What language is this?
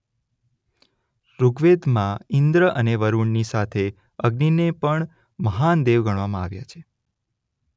Gujarati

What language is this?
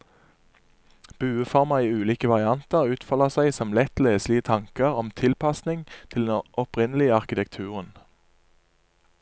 Norwegian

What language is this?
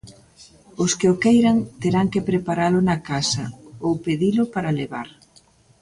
Galician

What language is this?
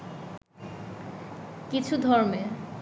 Bangla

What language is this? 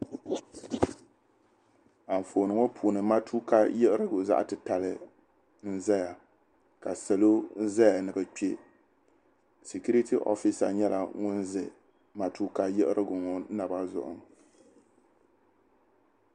Dagbani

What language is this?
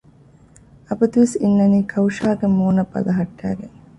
Divehi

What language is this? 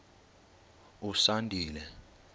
Xhosa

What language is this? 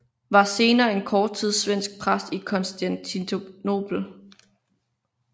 Danish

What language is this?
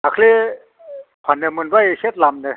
Bodo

